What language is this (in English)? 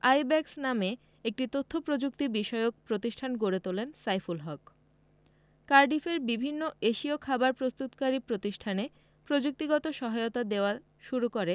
Bangla